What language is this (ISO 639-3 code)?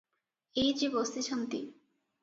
ori